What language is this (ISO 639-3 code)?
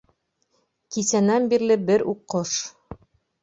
bak